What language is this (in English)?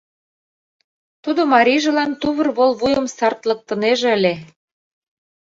Mari